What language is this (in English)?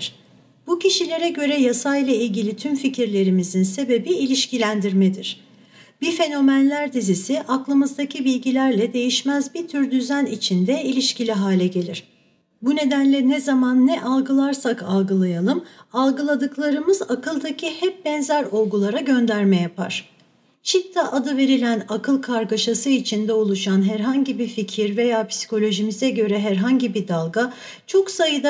Turkish